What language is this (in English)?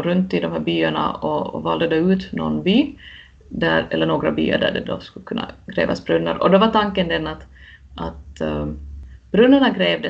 Swedish